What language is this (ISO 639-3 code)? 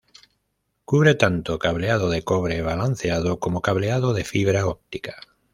spa